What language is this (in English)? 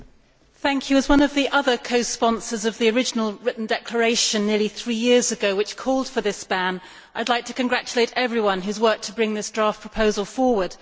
English